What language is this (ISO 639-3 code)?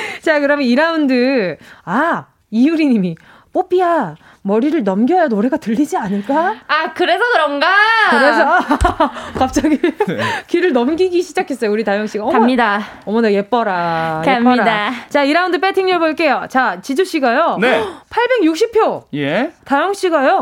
kor